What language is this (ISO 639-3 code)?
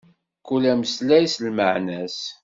kab